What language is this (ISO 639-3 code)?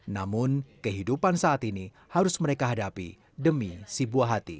ind